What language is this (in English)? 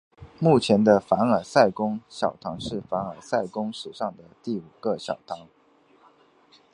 Chinese